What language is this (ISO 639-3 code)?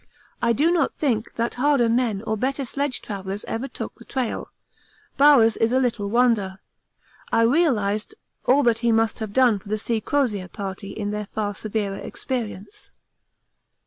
eng